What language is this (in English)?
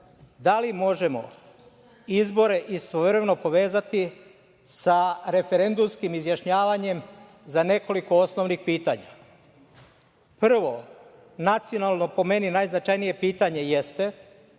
Serbian